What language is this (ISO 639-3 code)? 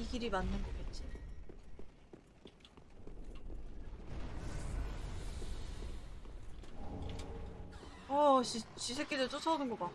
kor